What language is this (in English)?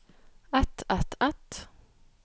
Norwegian